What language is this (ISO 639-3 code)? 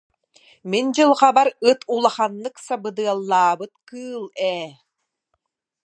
sah